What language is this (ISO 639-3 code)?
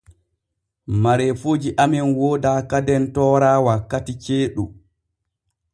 fue